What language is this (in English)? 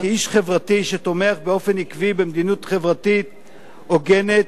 Hebrew